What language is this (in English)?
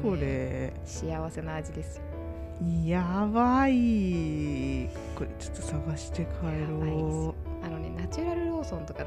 Japanese